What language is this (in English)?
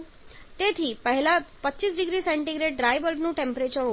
Gujarati